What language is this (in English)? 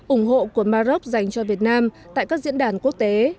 Vietnamese